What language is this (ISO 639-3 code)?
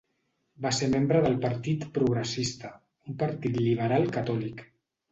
cat